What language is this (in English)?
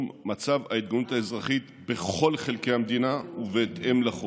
Hebrew